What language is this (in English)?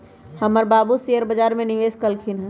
Magahi